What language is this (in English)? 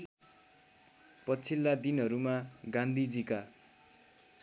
Nepali